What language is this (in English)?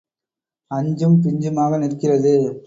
Tamil